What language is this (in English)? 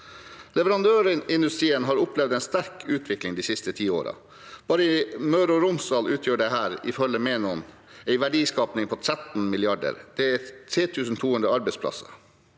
Norwegian